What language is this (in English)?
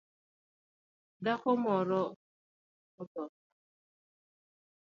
Luo (Kenya and Tanzania)